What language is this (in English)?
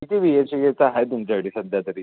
Marathi